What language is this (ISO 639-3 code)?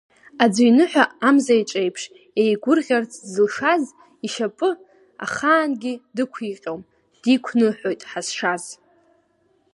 abk